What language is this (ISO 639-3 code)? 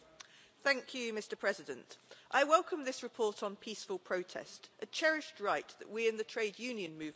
eng